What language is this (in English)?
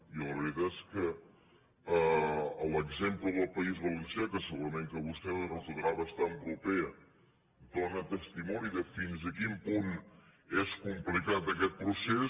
Catalan